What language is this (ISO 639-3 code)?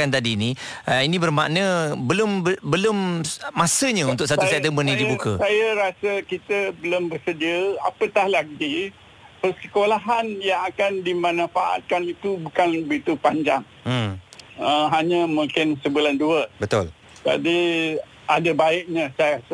msa